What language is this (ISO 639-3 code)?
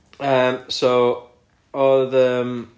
cym